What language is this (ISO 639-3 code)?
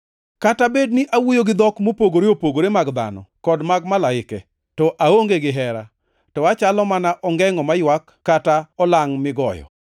luo